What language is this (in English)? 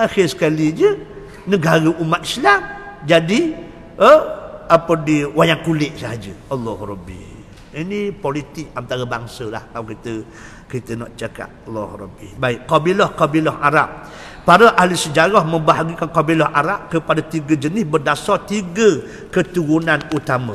Malay